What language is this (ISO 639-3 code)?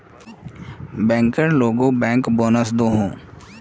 mag